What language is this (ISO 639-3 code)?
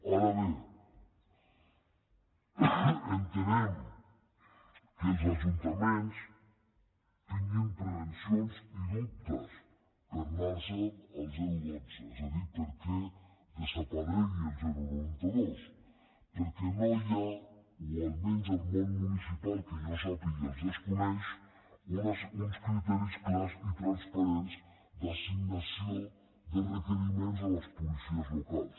cat